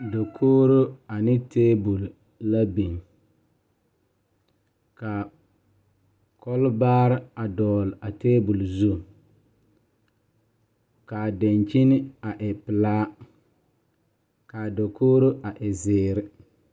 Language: Southern Dagaare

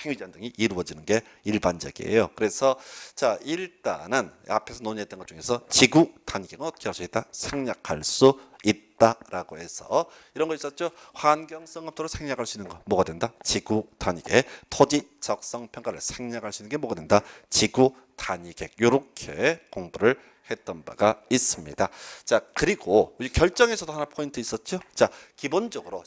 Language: Korean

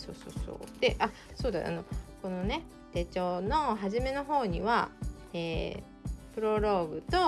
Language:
Japanese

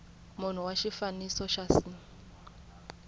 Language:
Tsonga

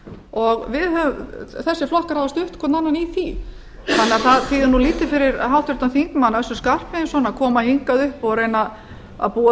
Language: Icelandic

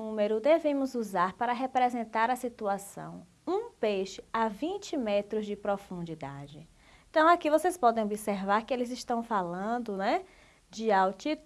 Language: Portuguese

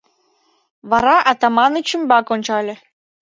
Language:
Mari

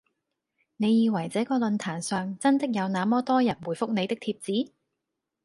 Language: Cantonese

